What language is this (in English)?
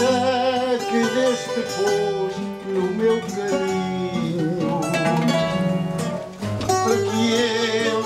Portuguese